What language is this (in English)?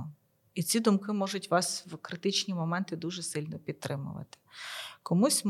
Ukrainian